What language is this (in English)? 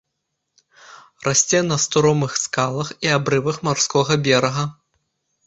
Belarusian